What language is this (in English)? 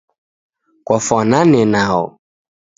Taita